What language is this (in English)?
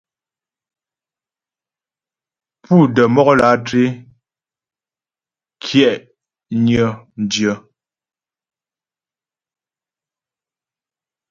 Ghomala